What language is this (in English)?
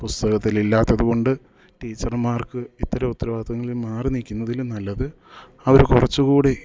Malayalam